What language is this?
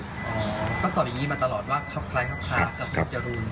Thai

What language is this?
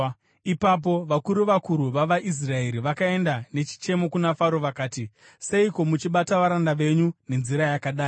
Shona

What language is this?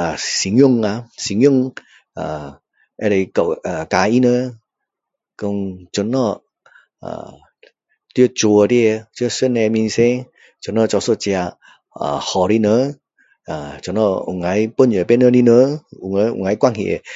Min Dong Chinese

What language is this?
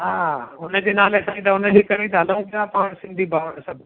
Sindhi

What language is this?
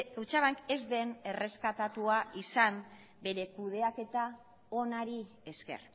Basque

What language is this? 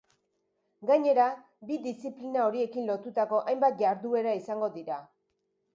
Basque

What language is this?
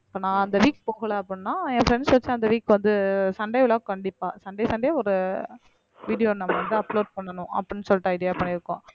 Tamil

